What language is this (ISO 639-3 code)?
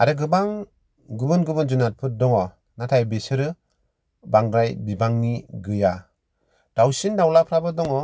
brx